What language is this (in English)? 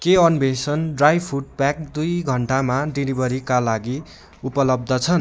Nepali